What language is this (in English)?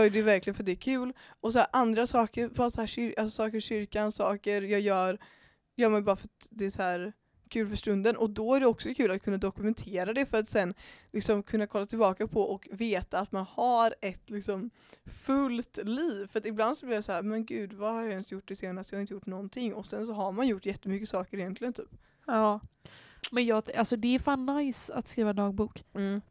Swedish